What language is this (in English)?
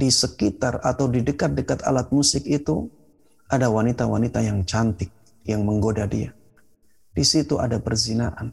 Indonesian